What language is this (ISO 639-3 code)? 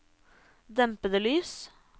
nor